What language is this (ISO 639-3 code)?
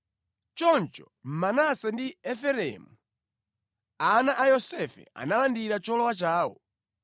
nya